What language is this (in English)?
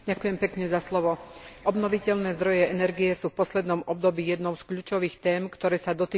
Slovak